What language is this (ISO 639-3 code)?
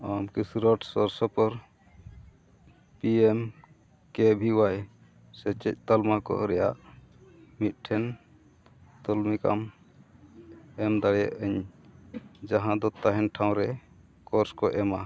sat